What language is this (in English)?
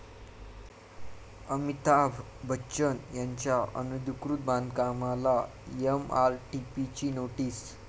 Marathi